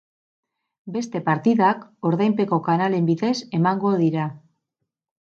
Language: Basque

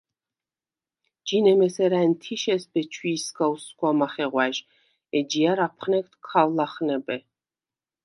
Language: Svan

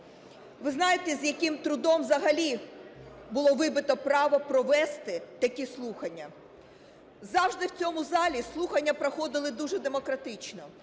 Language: Ukrainian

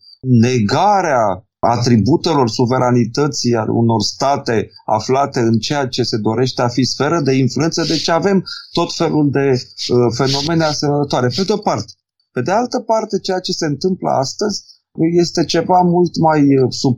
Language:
Romanian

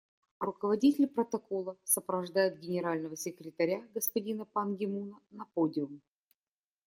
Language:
Russian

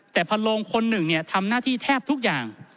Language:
Thai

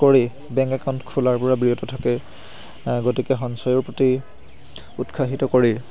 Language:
Assamese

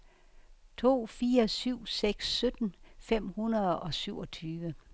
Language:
Danish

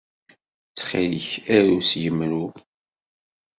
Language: Kabyle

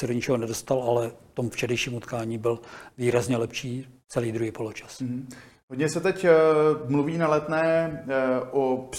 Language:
Czech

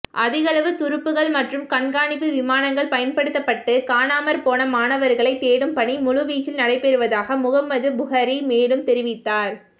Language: Tamil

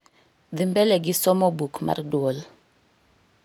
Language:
Luo (Kenya and Tanzania)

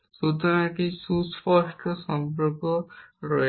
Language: Bangla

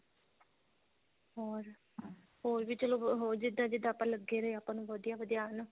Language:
Punjabi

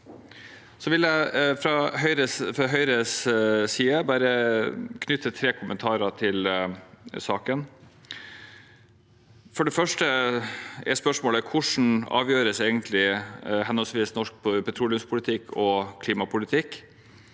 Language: Norwegian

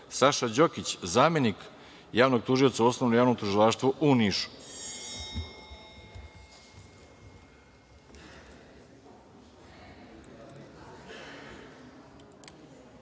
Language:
Serbian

